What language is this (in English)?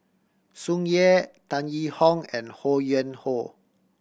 English